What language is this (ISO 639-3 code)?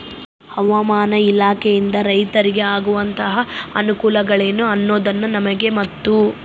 kan